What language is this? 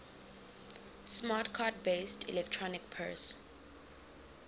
English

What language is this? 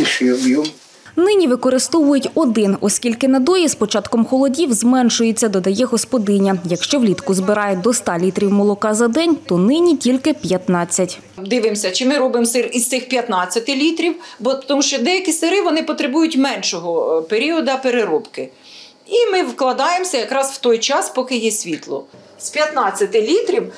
Ukrainian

